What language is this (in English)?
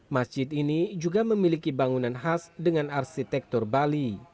Indonesian